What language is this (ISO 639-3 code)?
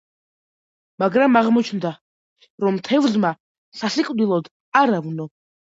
kat